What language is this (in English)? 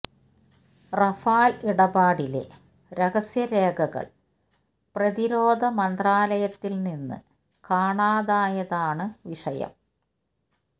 Malayalam